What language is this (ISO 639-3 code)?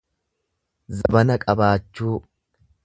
orm